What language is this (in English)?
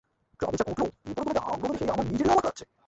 Bangla